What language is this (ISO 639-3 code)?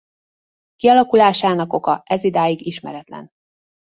hun